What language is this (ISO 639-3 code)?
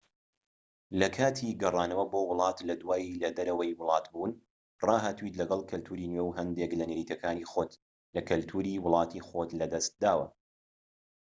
ckb